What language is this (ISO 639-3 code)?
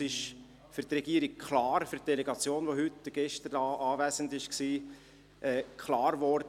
gsw